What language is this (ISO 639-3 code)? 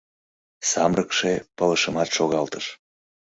chm